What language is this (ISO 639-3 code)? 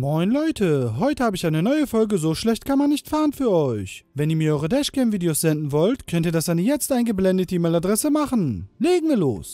deu